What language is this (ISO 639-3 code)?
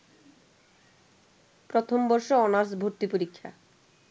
ben